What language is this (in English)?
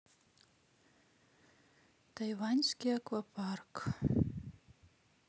Russian